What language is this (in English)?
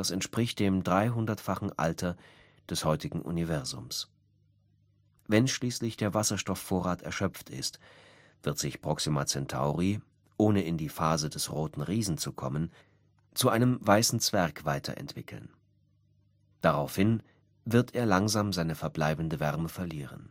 German